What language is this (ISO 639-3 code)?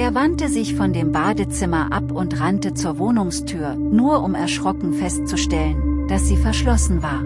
deu